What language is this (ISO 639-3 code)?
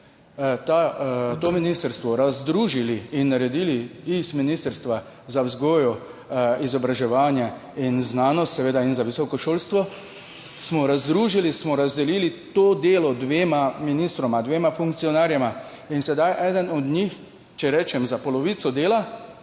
slv